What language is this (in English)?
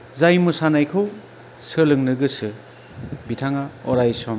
Bodo